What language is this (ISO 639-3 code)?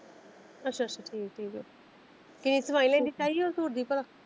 pan